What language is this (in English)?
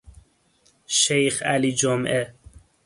Persian